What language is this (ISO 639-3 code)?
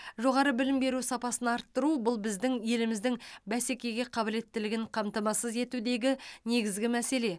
kaz